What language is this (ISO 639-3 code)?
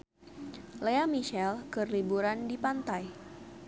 sun